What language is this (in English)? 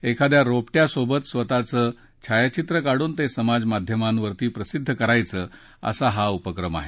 Marathi